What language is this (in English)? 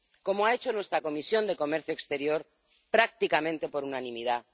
Spanish